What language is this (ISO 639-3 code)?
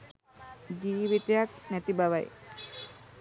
sin